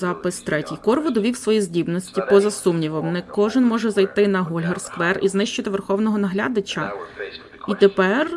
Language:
Ukrainian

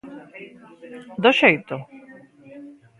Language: Galician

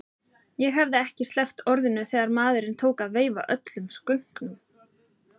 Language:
Icelandic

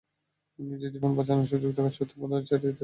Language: Bangla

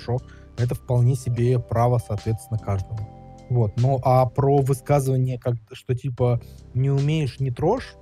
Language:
Russian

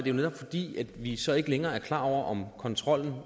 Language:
Danish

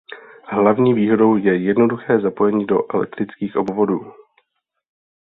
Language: Czech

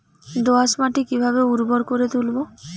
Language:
Bangla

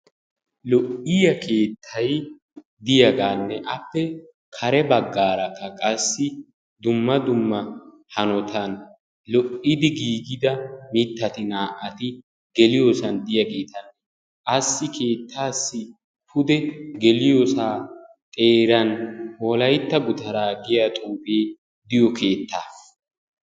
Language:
Wolaytta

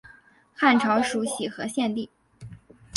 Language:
Chinese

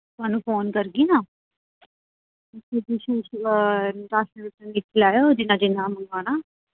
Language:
Dogri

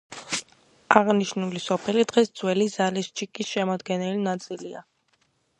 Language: Georgian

